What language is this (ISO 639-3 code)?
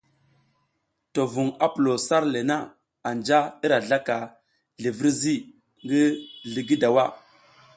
giz